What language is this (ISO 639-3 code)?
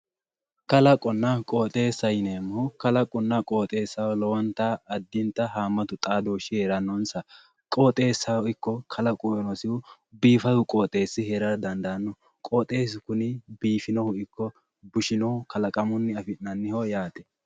sid